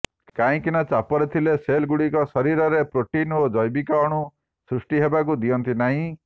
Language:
Odia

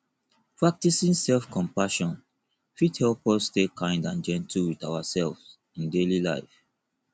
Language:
Nigerian Pidgin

